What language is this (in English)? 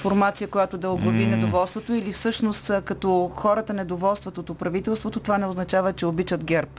Bulgarian